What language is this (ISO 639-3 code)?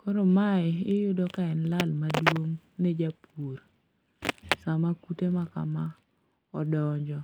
luo